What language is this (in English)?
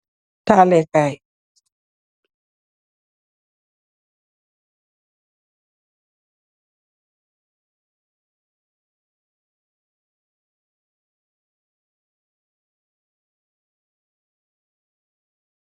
Wolof